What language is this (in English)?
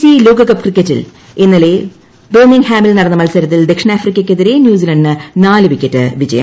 Malayalam